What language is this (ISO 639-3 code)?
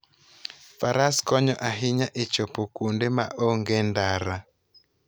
luo